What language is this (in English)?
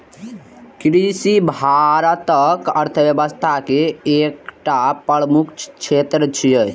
Maithili